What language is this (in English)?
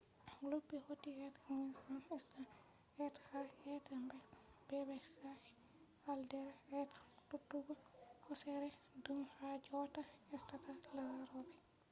Fula